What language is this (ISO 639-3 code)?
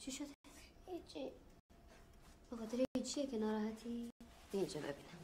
fas